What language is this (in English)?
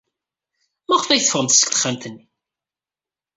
Kabyle